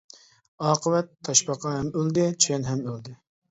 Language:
Uyghur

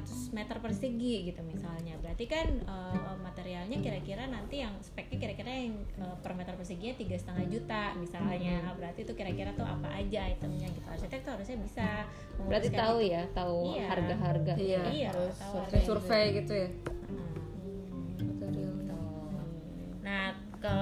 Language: Indonesian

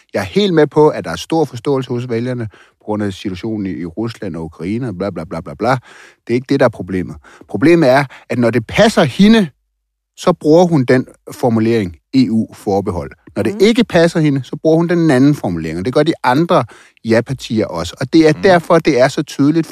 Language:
Danish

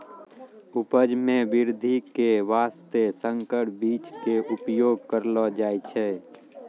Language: Maithili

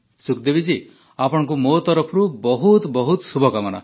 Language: Odia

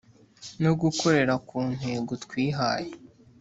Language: Kinyarwanda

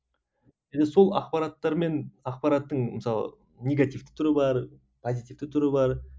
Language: Kazakh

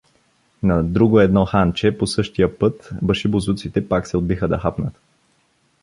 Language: Bulgarian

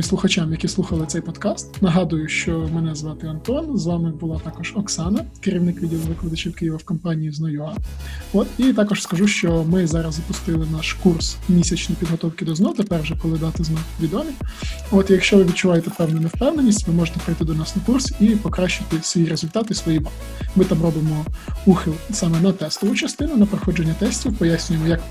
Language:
Ukrainian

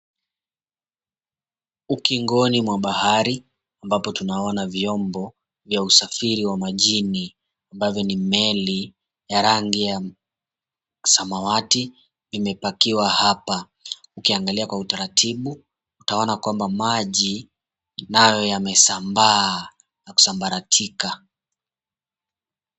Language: Swahili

